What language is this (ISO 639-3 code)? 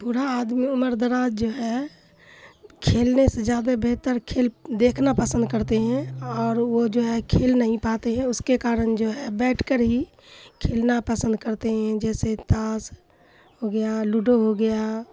urd